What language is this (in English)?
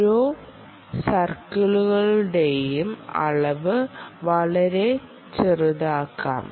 Malayalam